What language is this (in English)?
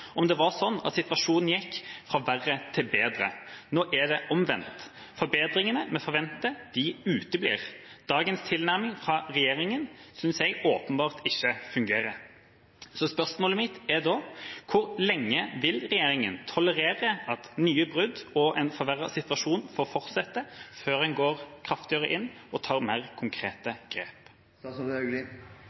Norwegian Bokmål